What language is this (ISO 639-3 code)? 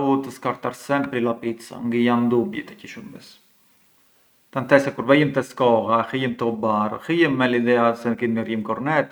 aae